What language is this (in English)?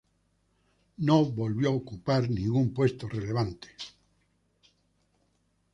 Spanish